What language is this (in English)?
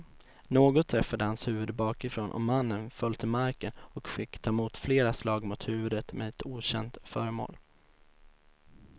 Swedish